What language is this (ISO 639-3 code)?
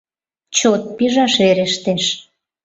chm